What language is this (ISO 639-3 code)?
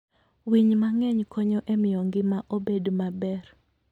luo